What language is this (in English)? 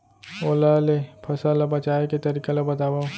Chhattisgarhi